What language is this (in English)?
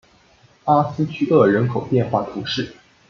Chinese